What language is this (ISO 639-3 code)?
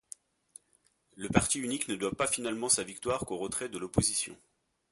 fra